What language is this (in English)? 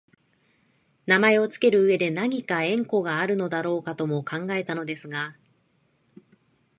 Japanese